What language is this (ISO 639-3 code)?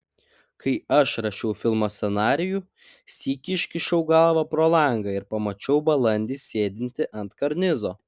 lit